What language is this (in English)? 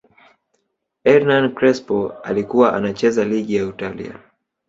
Swahili